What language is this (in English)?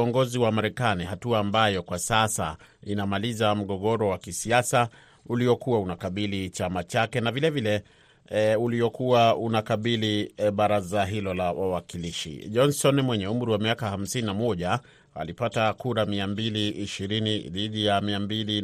Swahili